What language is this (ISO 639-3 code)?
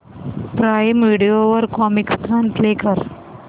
mar